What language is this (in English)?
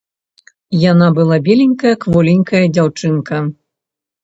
Belarusian